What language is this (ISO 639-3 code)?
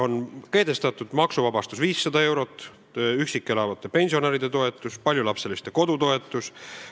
est